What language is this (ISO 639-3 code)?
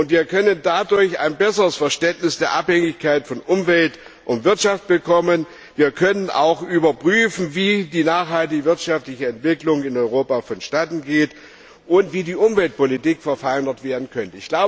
deu